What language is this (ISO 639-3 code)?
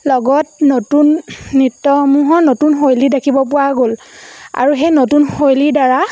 asm